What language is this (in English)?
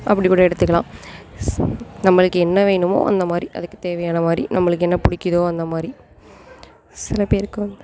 Tamil